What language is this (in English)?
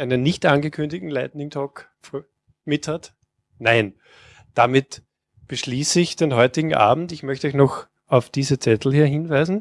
German